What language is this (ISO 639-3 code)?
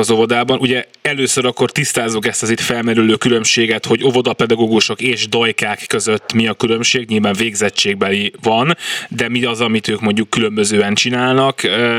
hun